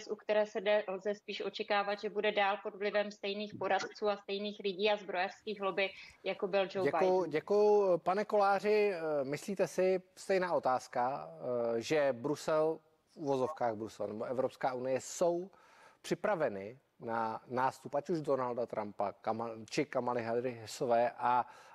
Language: Czech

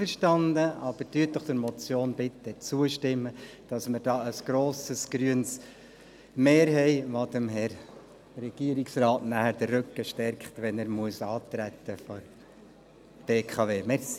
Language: Swiss German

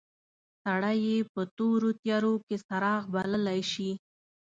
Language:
Pashto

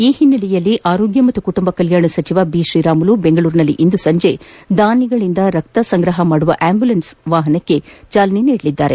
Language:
Kannada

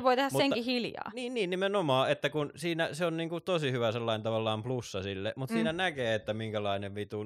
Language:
Finnish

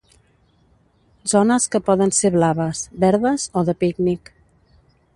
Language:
Catalan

